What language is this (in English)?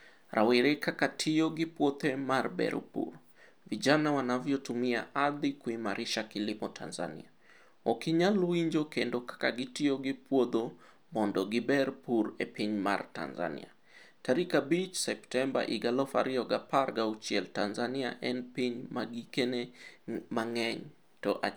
Luo (Kenya and Tanzania)